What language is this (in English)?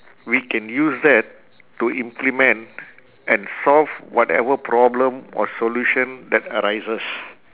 English